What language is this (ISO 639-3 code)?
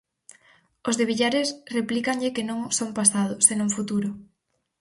glg